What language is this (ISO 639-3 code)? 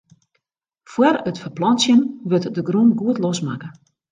fry